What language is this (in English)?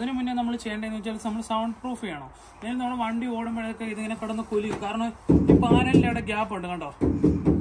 Malayalam